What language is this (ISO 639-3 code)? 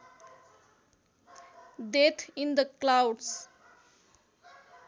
nep